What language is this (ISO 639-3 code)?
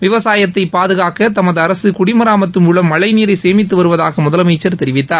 tam